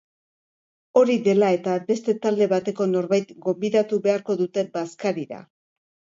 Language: Basque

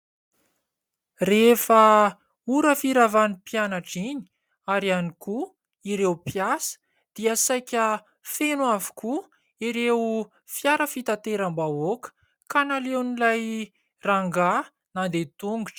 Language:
Malagasy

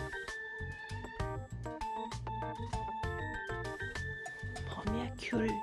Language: Japanese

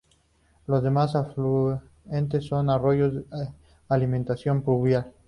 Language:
Spanish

